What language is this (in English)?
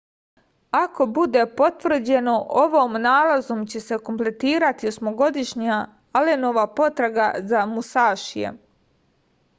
Serbian